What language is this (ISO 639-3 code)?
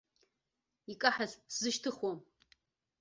abk